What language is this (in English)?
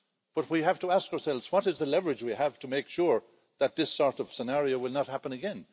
English